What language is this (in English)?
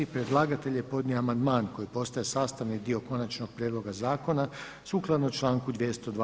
Croatian